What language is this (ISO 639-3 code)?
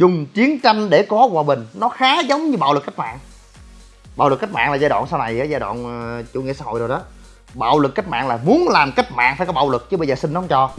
vie